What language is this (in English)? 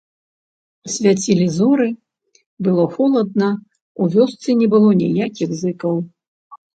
Belarusian